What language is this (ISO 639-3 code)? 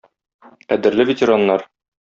tat